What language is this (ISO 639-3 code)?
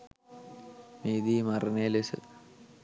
sin